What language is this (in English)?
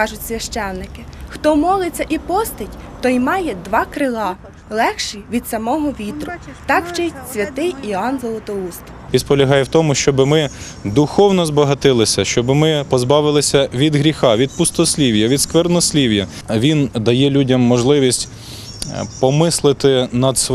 Ukrainian